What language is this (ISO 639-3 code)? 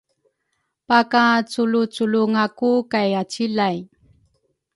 dru